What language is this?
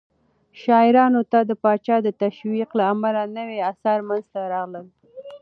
Pashto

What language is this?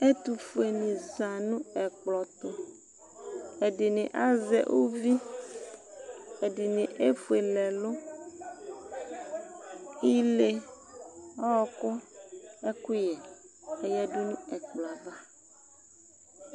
Ikposo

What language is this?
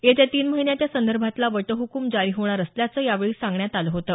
Marathi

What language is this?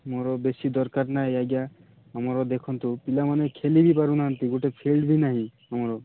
Odia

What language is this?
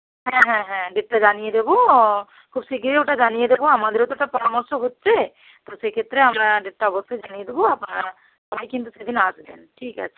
Bangla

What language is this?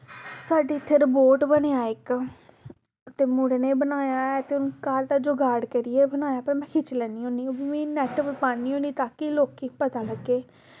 Dogri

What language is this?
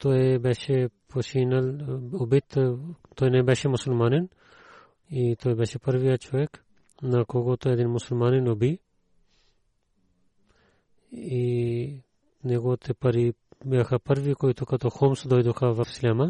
Bulgarian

